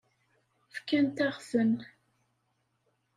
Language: Kabyle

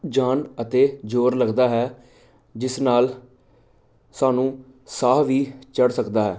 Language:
Punjabi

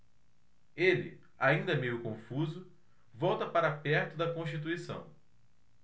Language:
Portuguese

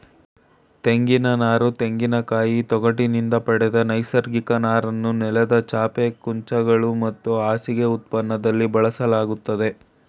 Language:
Kannada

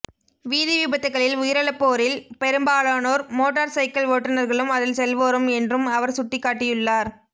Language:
Tamil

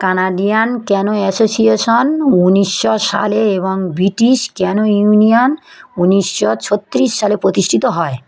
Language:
Bangla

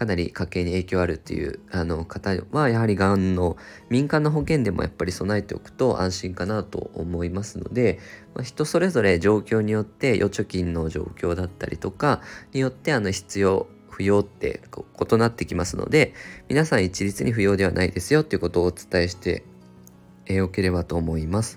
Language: Japanese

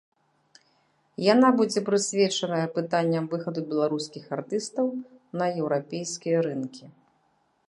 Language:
Belarusian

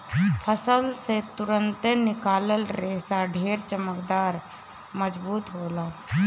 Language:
Bhojpuri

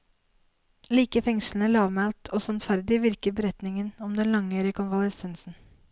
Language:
Norwegian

